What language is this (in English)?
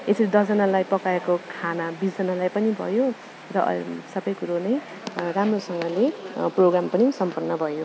Nepali